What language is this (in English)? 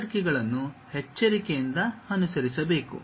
Kannada